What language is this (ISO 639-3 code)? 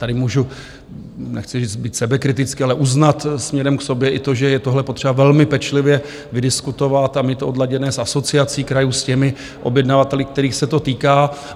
ces